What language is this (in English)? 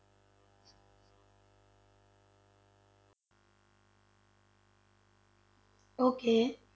Punjabi